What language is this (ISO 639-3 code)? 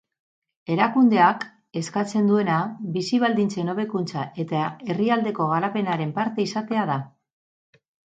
eus